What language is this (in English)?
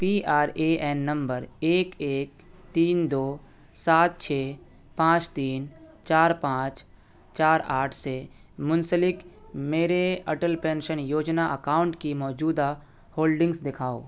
Urdu